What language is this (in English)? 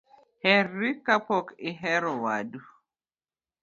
Luo (Kenya and Tanzania)